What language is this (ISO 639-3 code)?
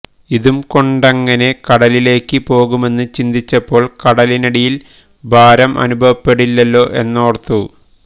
mal